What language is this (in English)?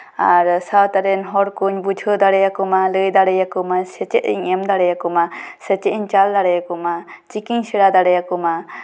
Santali